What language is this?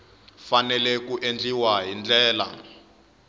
Tsonga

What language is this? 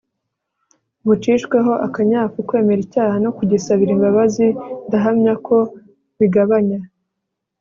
Kinyarwanda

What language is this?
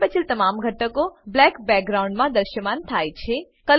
Gujarati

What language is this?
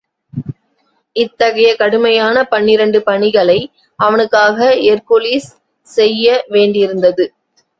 Tamil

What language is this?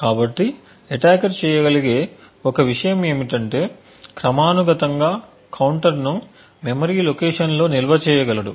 Telugu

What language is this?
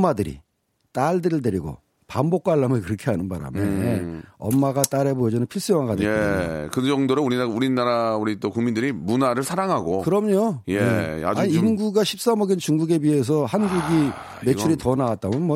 Korean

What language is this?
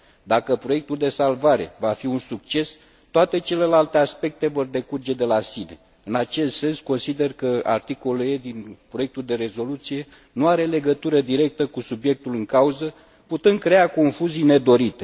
Romanian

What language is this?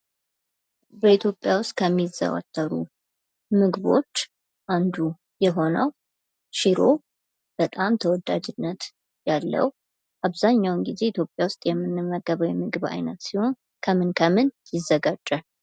Amharic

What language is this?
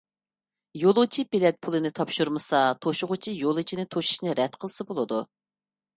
Uyghur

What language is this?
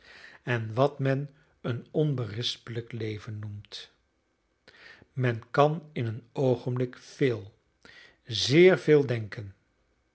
Dutch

